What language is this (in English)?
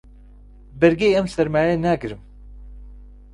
Central Kurdish